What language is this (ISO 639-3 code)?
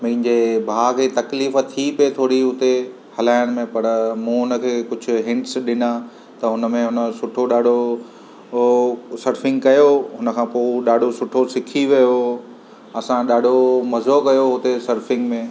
snd